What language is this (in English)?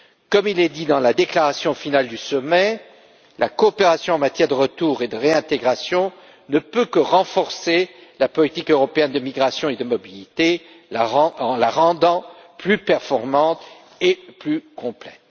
French